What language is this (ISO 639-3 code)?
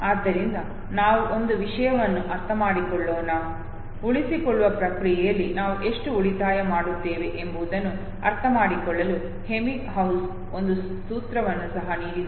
kan